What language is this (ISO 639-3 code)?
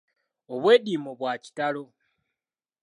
lug